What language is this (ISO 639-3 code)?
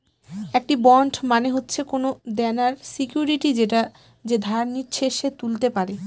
ben